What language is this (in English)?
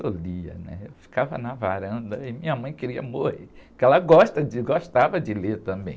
Portuguese